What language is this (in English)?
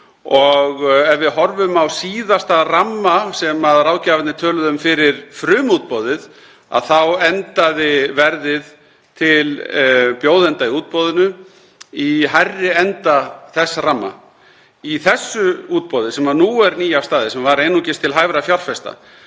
Icelandic